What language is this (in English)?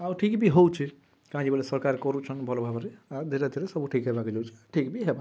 Odia